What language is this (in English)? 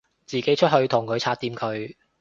Cantonese